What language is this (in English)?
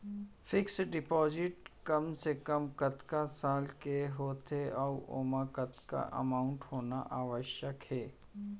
Chhattisgarhi